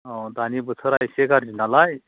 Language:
Bodo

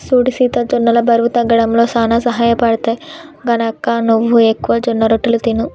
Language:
Telugu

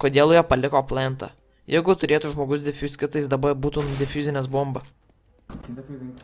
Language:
Lithuanian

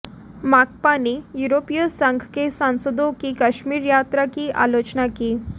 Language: Hindi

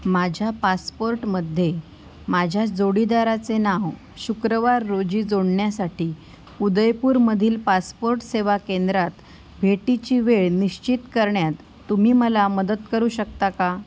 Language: Marathi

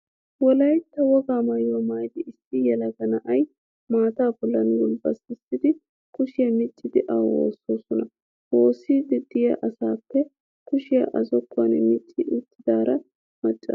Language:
Wolaytta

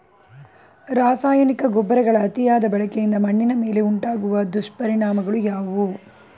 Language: Kannada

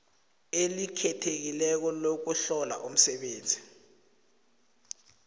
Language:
South Ndebele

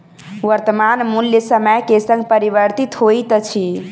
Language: Maithili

